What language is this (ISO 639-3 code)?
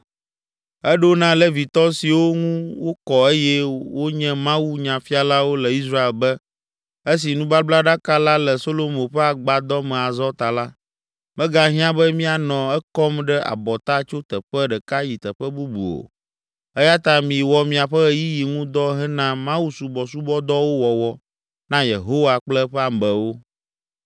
ewe